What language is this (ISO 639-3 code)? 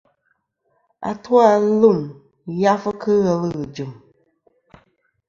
bkm